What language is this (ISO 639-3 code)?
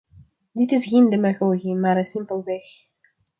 nld